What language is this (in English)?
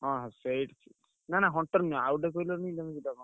Odia